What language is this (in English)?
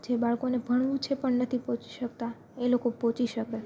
Gujarati